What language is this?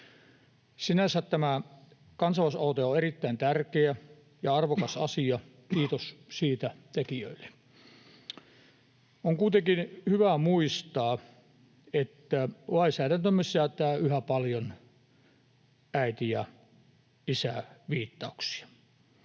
Finnish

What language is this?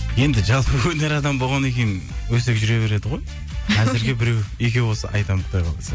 Kazakh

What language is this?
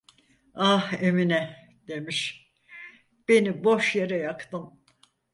Turkish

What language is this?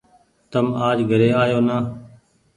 Goaria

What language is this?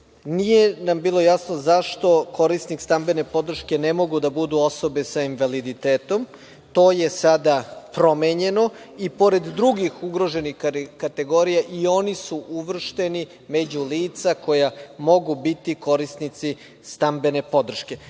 Serbian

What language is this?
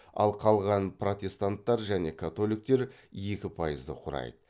Kazakh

